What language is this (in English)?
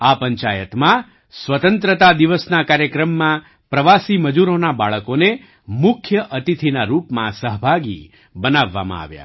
Gujarati